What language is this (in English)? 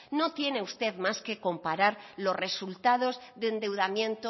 Spanish